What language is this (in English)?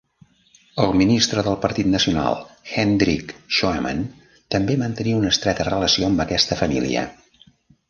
Catalan